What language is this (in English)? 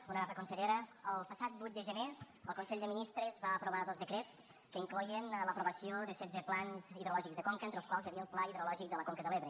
Catalan